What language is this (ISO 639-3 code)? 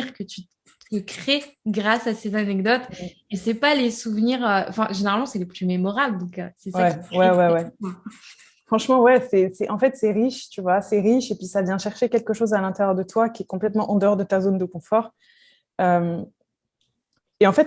fra